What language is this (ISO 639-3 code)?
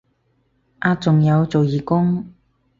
yue